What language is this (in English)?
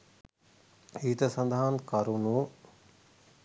Sinhala